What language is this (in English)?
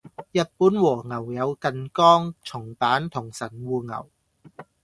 Cantonese